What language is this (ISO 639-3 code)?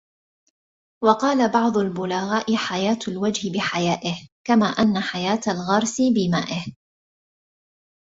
ara